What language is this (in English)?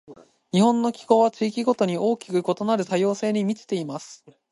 Japanese